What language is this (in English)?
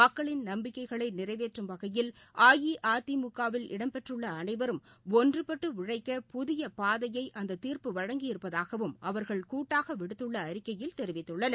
Tamil